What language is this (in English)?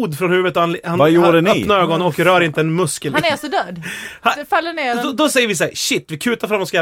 Swedish